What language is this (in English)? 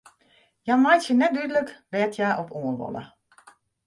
Western Frisian